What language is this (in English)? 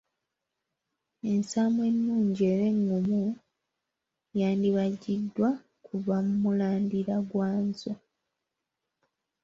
Ganda